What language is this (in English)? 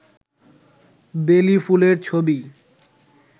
Bangla